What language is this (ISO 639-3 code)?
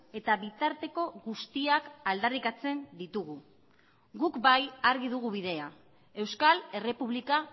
eus